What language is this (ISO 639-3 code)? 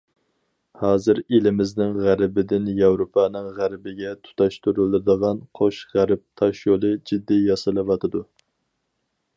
uig